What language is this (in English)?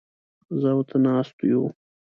Pashto